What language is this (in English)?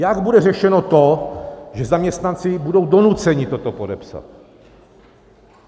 Czech